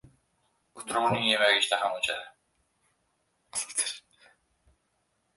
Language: Uzbek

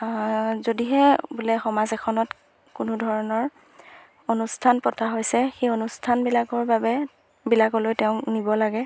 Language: Assamese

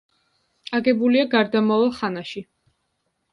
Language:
Georgian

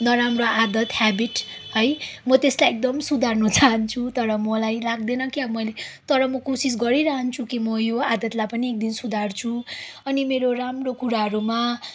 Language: Nepali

